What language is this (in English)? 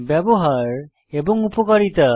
Bangla